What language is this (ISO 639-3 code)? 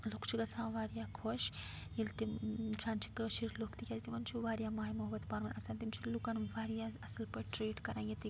kas